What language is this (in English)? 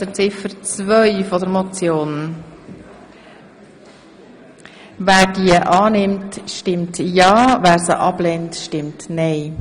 Swiss German